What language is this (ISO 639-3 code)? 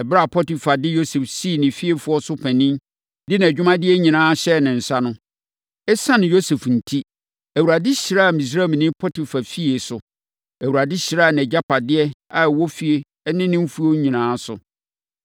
aka